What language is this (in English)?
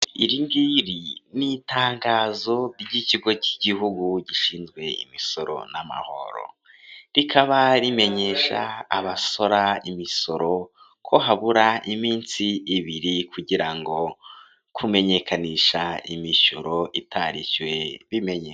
Kinyarwanda